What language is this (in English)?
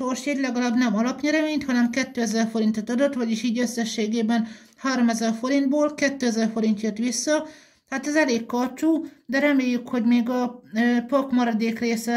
Hungarian